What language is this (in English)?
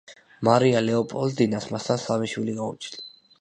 Georgian